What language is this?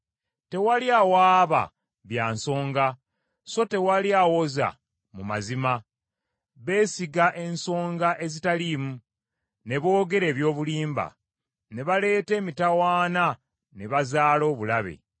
Ganda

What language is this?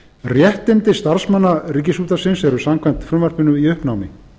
Icelandic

